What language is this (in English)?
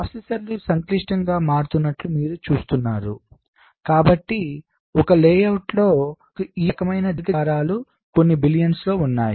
Telugu